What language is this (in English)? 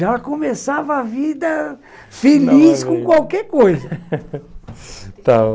Portuguese